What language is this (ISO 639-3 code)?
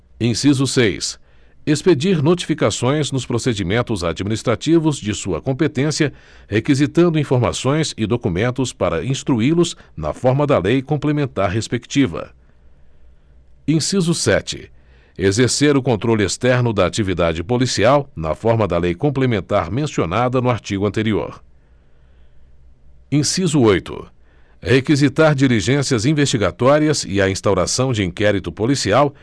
por